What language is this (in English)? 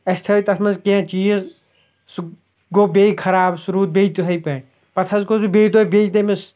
Kashmiri